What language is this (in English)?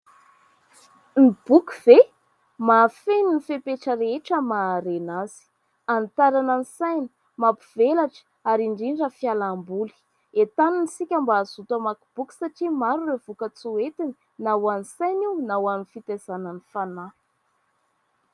Malagasy